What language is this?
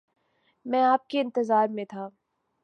Urdu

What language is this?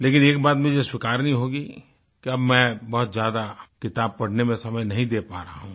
Hindi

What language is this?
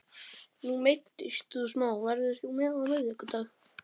Icelandic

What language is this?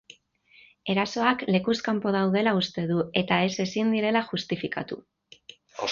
Basque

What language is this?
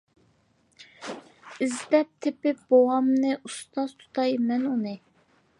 Uyghur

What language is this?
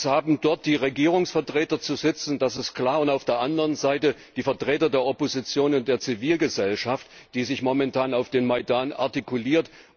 German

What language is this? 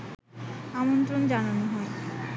Bangla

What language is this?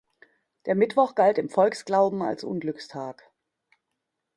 German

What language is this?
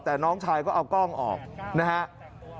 Thai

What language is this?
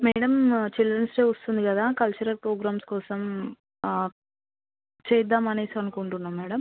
Telugu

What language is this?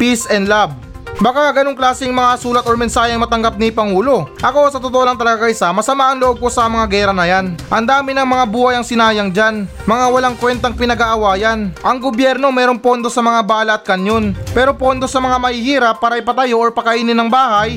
Filipino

